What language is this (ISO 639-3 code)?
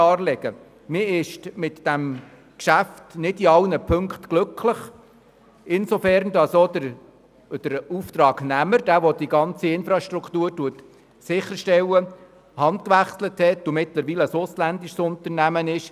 gsw